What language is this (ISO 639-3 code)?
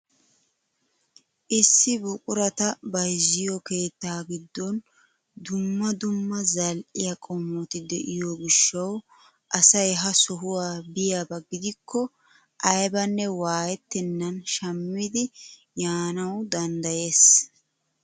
wal